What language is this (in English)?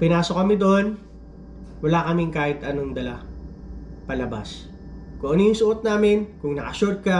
Filipino